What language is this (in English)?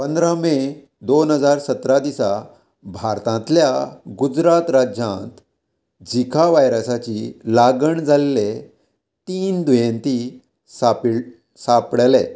Konkani